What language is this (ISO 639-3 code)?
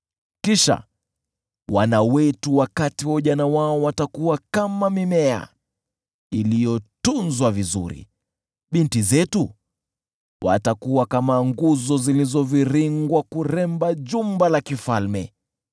swa